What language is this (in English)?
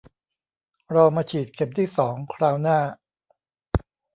Thai